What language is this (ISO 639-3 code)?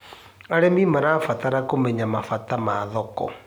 kik